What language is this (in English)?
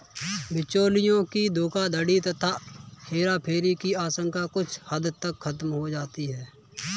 Hindi